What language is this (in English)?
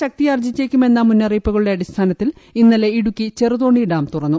Malayalam